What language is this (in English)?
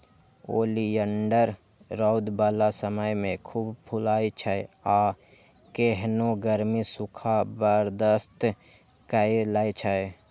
Maithili